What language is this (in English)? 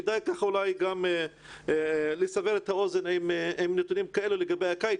Hebrew